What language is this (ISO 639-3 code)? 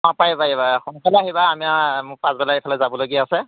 asm